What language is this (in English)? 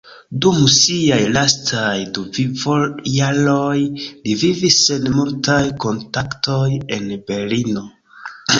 Esperanto